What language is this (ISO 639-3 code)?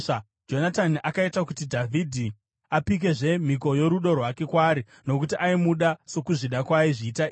sna